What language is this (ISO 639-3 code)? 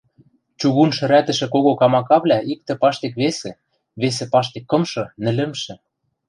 mrj